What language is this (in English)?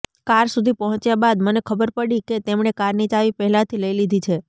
Gujarati